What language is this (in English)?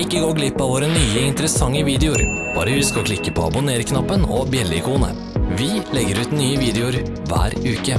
Norwegian